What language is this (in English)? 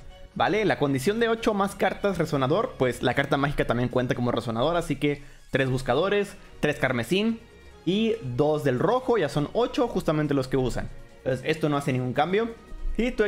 Spanish